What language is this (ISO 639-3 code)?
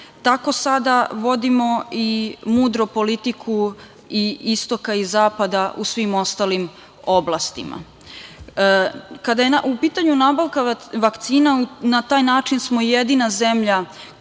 srp